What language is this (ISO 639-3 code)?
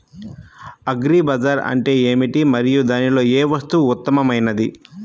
tel